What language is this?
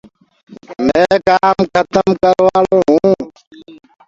Gurgula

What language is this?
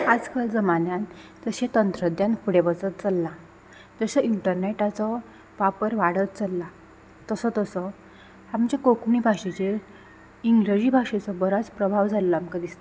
Konkani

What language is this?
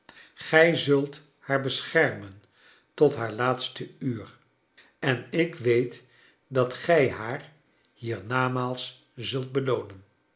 Dutch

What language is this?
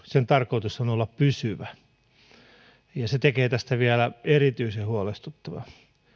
Finnish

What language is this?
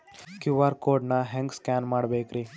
Kannada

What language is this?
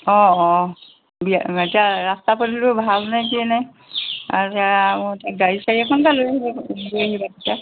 Assamese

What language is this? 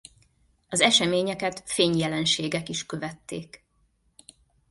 Hungarian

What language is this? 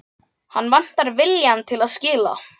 Icelandic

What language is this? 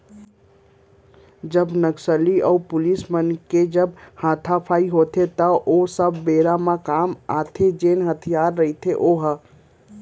Chhattisgarhi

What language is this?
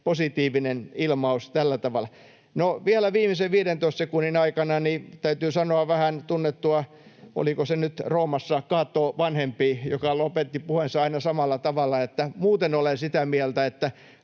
Finnish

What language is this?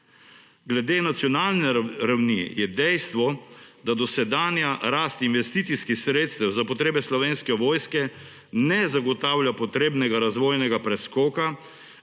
Slovenian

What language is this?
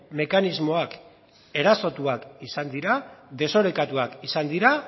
Basque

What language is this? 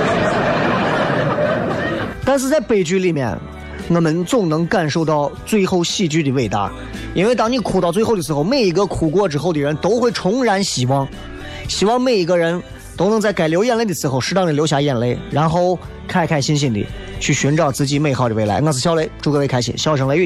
Chinese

